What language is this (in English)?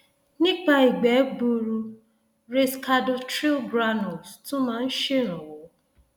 Yoruba